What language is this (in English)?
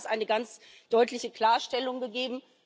German